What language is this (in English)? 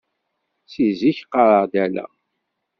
Kabyle